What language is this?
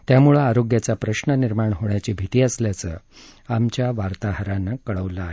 Marathi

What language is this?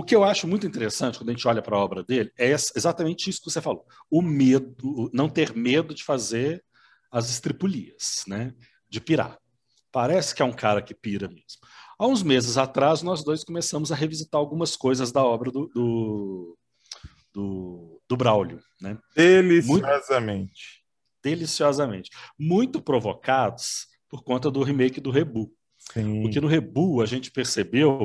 Portuguese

